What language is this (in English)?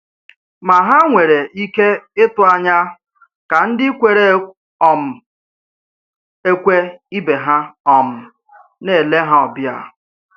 Igbo